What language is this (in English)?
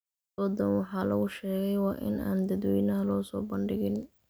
Somali